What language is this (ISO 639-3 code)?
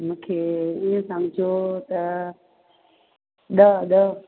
snd